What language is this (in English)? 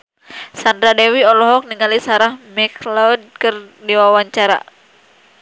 Sundanese